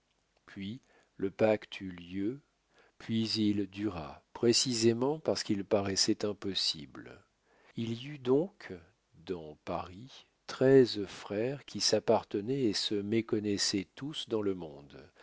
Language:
French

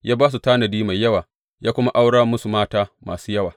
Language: Hausa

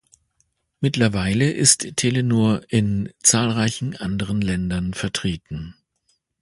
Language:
German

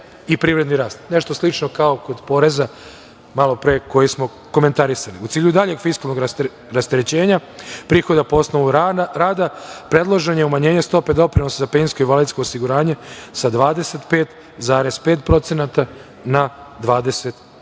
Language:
Serbian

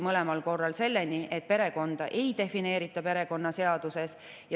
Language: Estonian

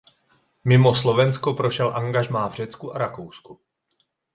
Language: Czech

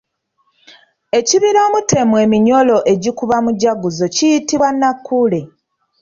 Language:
Ganda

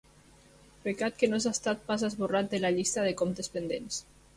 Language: Catalan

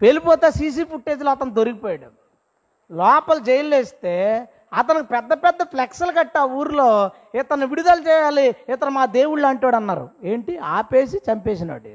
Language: Telugu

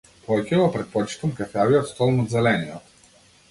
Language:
Macedonian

